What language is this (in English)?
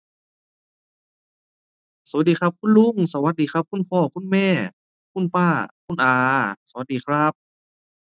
Thai